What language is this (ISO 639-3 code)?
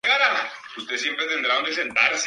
spa